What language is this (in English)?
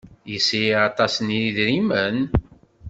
Kabyle